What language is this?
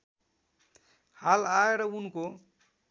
Nepali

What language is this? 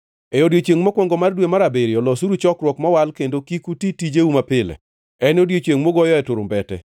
Luo (Kenya and Tanzania)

